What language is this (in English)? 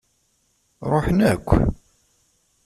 Kabyle